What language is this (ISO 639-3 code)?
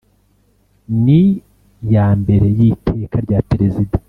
kin